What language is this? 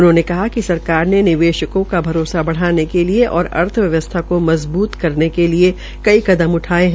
Hindi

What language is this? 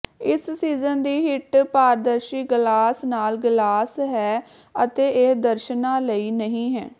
Punjabi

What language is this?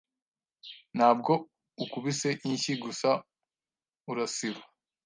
Kinyarwanda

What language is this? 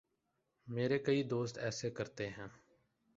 Urdu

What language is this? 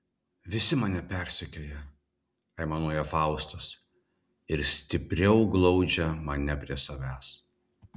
Lithuanian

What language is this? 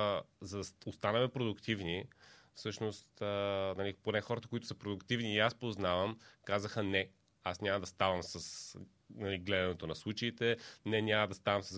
Bulgarian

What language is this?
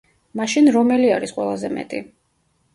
Georgian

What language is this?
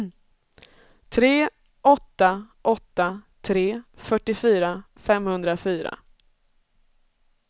Swedish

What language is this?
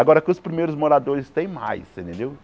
Portuguese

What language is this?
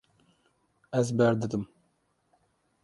Kurdish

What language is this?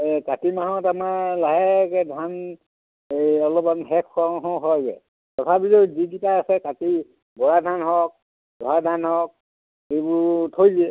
Assamese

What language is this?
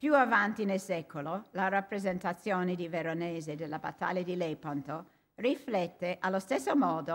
Italian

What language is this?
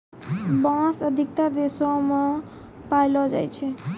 Maithili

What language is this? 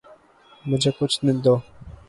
Urdu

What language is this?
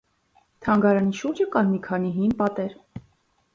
Armenian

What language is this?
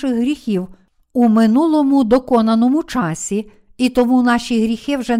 Ukrainian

